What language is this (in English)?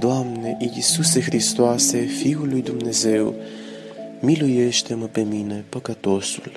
Romanian